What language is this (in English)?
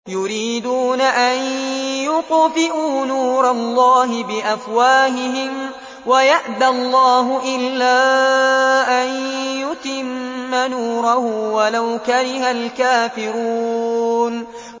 Arabic